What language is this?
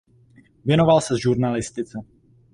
Czech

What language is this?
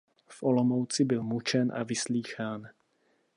Czech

